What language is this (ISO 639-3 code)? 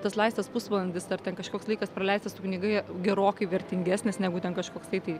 lit